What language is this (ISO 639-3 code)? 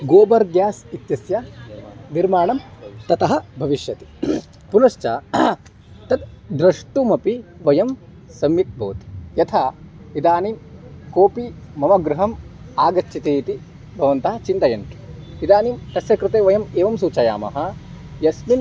san